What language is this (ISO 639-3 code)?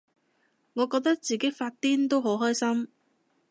yue